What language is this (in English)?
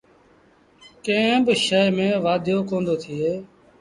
Sindhi Bhil